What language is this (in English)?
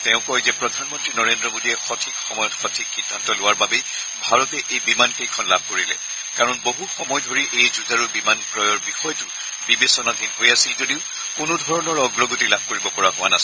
Assamese